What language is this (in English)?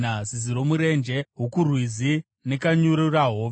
Shona